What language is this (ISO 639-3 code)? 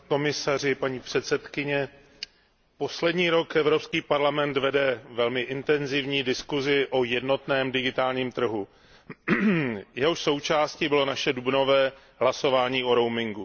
ces